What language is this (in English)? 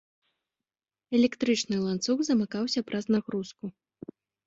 Belarusian